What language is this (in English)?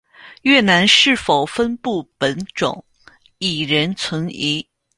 Chinese